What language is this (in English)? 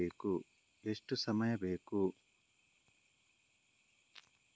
Kannada